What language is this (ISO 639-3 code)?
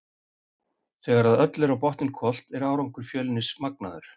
isl